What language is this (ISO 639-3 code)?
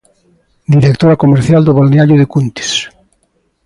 glg